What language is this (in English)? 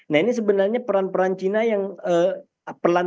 Indonesian